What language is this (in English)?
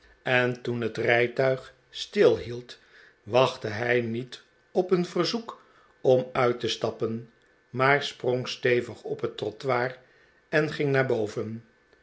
Dutch